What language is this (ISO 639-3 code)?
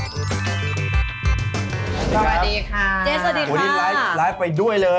tha